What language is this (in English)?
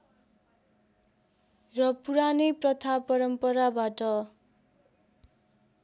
Nepali